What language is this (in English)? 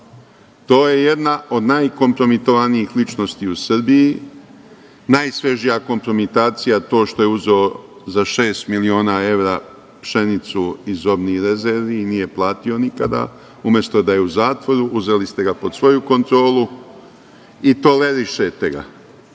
Serbian